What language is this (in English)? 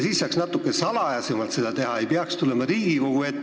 Estonian